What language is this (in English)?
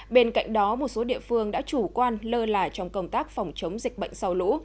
Vietnamese